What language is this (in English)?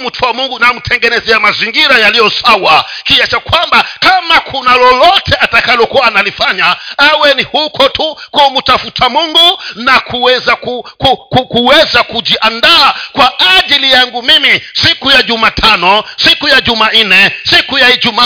Swahili